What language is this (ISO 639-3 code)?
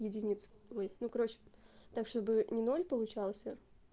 rus